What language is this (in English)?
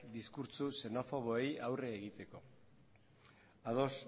Basque